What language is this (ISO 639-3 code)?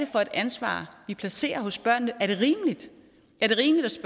dan